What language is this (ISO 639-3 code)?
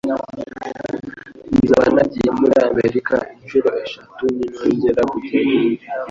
kin